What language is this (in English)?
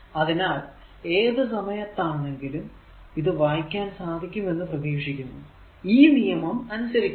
Malayalam